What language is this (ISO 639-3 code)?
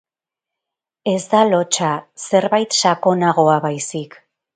eus